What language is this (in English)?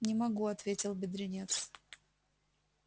Russian